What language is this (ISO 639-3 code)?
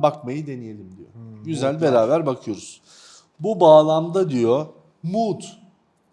tur